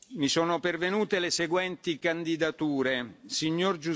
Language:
Italian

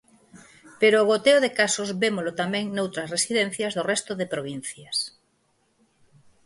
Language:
Galician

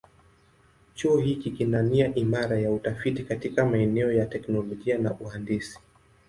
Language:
Swahili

